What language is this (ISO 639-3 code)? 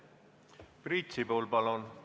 est